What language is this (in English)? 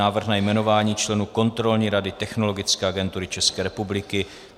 Czech